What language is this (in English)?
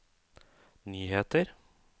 Norwegian